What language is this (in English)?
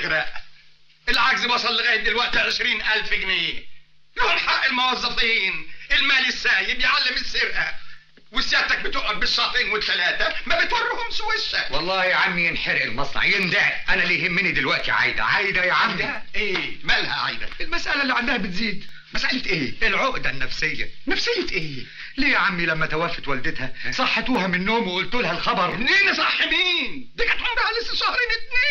Arabic